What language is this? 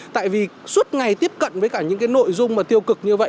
Vietnamese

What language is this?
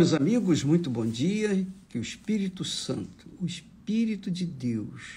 Portuguese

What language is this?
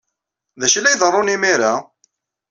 Kabyle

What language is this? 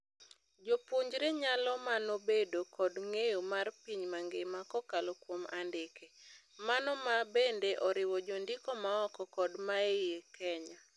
Luo (Kenya and Tanzania)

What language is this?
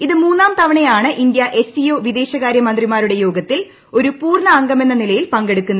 Malayalam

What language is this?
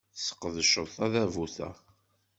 Kabyle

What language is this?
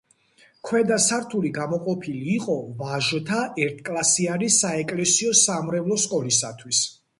Georgian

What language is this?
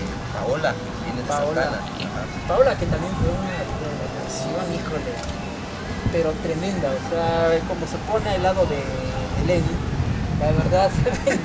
Spanish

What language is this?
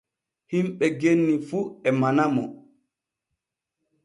Borgu Fulfulde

